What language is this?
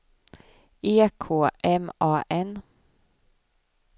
Swedish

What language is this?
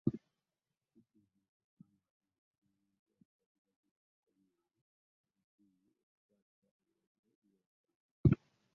Ganda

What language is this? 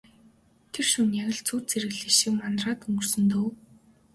Mongolian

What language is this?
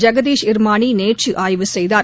Tamil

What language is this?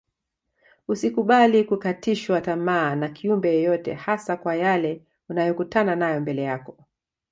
Swahili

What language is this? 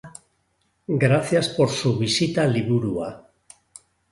Basque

